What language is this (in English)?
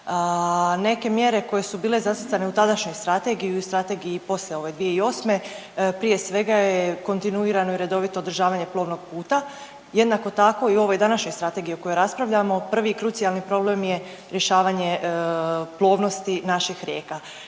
Croatian